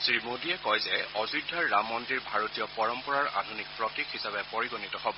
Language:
Assamese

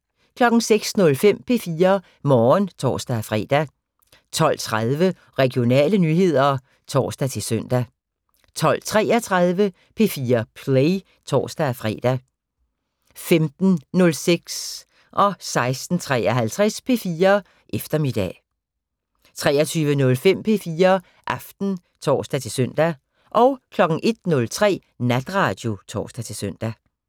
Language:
Danish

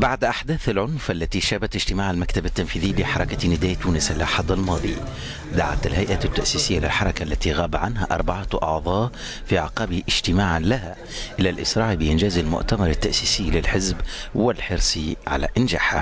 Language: Arabic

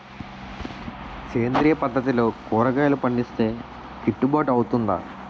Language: Telugu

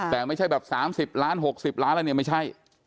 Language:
Thai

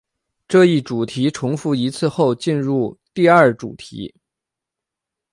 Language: Chinese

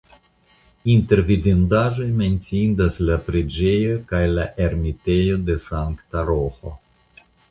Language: Esperanto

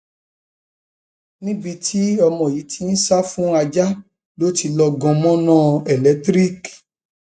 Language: Yoruba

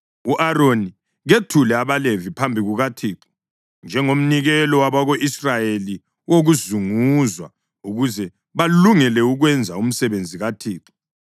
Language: North Ndebele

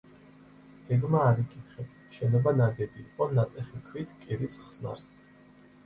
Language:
Georgian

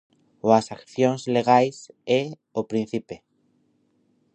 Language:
Galician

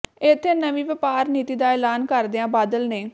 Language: Punjabi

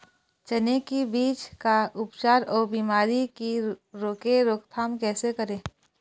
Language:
Chhattisgarhi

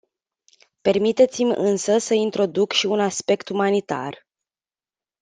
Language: Romanian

